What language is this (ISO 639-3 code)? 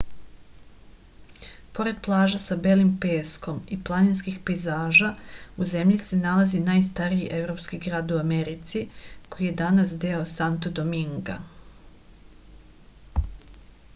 srp